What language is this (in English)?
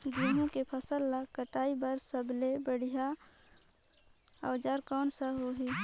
Chhattisgarhi